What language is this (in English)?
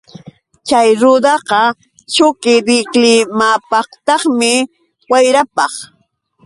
Yauyos Quechua